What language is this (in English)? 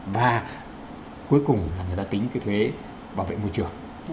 Vietnamese